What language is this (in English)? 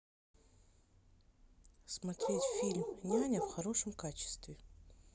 Russian